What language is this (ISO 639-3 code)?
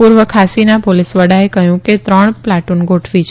guj